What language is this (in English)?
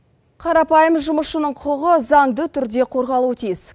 Kazakh